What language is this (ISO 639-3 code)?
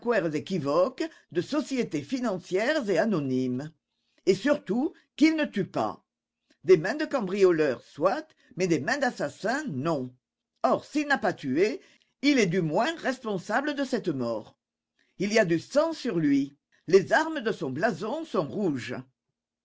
fra